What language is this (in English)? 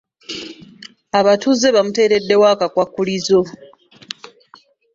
Ganda